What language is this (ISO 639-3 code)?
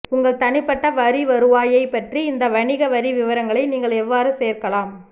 tam